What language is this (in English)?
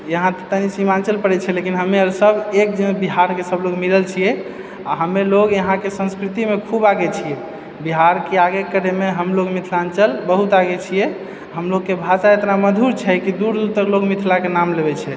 Maithili